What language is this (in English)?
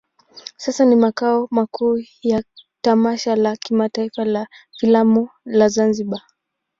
Swahili